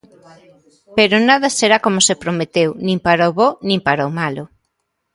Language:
Galician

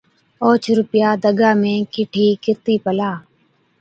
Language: Od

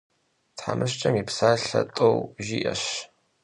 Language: Kabardian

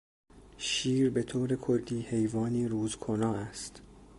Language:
Persian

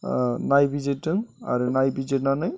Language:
Bodo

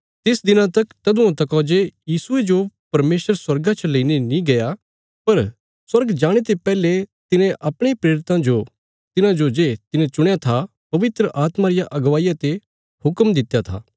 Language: Bilaspuri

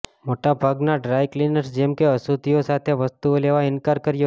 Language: Gujarati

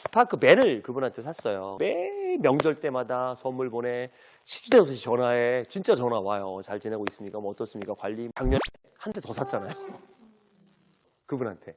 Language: Korean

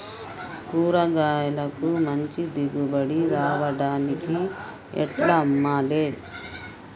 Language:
Telugu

